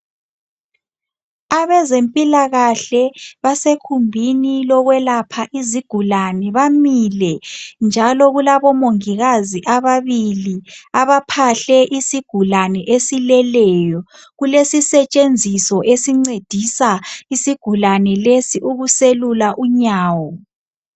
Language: North Ndebele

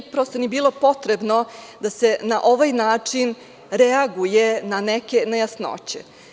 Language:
Serbian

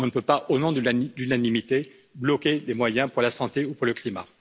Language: French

